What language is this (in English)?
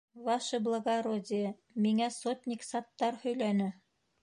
Bashkir